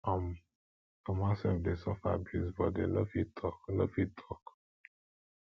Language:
Nigerian Pidgin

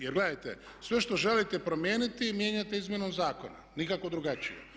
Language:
Croatian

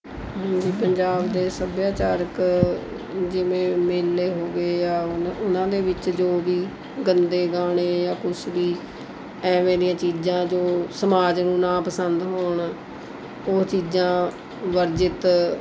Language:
Punjabi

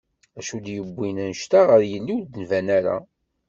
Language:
Kabyle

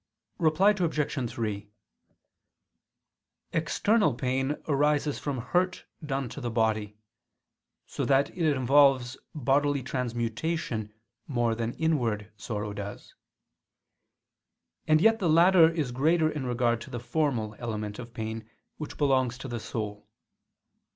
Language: English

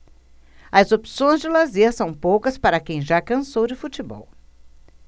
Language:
Portuguese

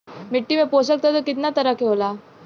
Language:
Bhojpuri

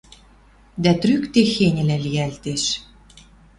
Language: Western Mari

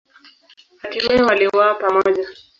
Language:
Swahili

